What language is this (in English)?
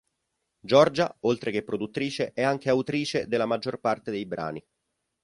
Italian